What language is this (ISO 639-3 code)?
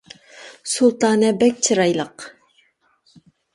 uig